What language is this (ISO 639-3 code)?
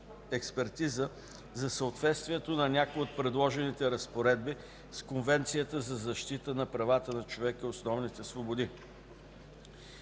bul